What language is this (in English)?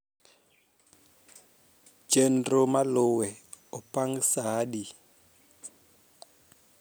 Luo (Kenya and Tanzania)